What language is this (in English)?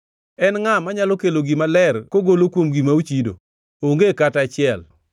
Luo (Kenya and Tanzania)